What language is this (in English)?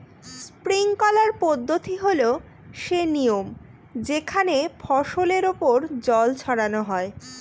Bangla